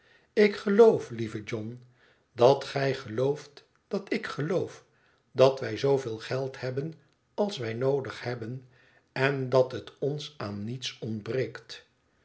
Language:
Dutch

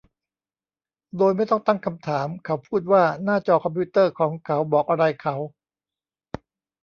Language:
Thai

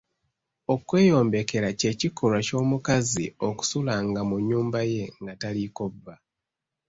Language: Ganda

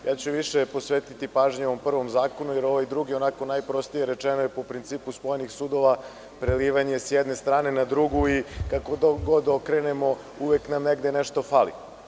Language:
Serbian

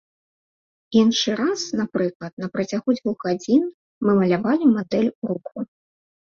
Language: Belarusian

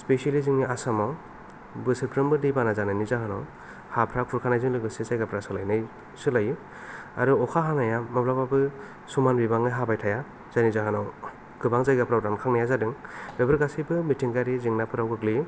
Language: Bodo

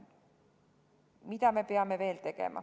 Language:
Estonian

